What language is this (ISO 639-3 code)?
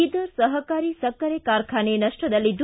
kan